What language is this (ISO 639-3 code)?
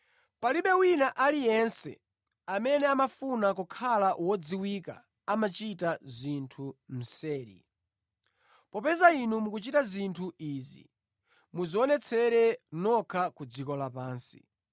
nya